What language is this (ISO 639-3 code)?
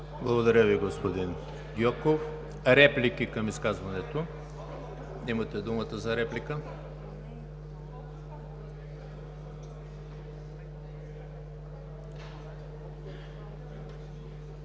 bul